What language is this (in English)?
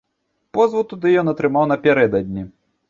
Belarusian